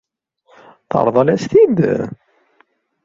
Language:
Kabyle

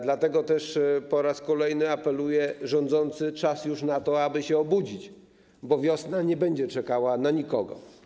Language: Polish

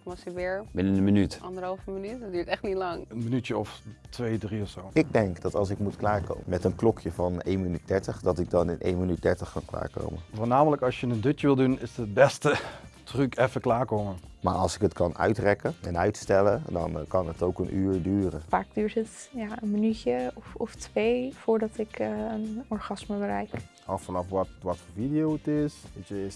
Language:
Dutch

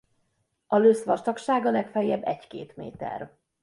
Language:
Hungarian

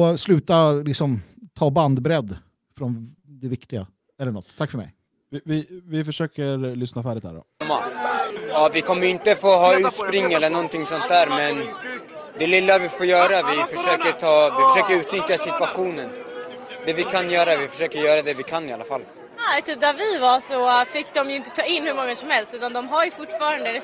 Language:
Swedish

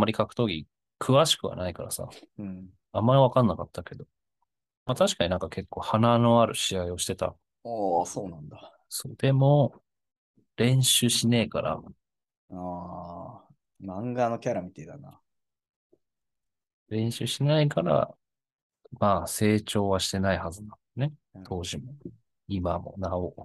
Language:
Japanese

